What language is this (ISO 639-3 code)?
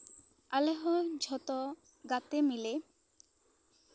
sat